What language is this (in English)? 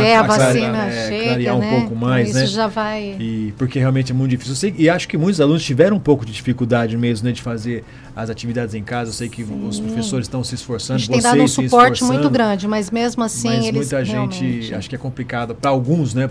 Portuguese